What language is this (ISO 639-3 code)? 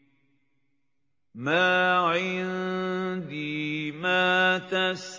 ara